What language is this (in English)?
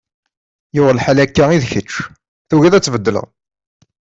Kabyle